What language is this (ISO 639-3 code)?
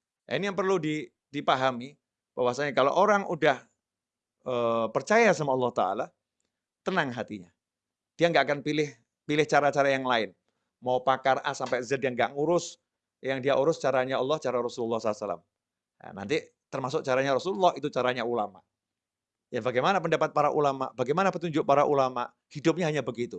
ind